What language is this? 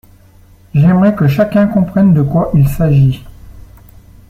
French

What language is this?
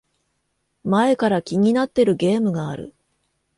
Japanese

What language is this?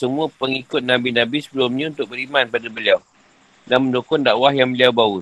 Malay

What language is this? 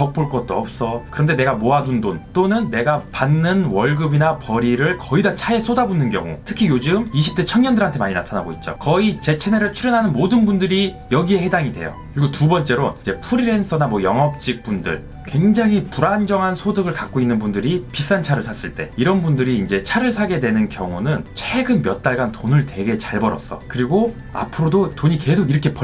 Korean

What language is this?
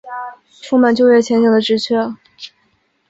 Chinese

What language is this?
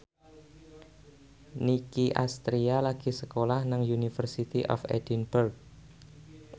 Javanese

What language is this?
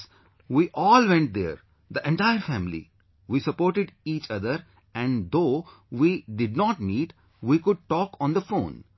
English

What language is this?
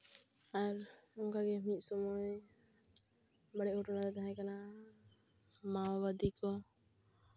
Santali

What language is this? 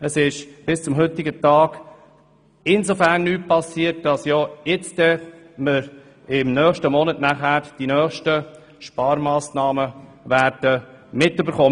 Swiss German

